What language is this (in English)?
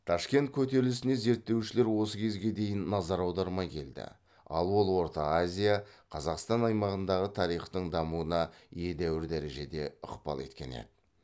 Kazakh